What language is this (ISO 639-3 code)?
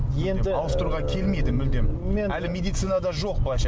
kaz